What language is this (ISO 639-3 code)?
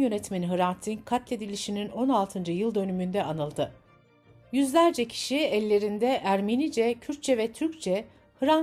tur